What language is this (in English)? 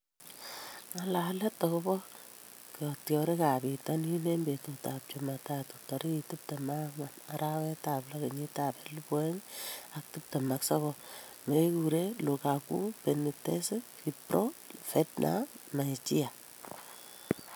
Kalenjin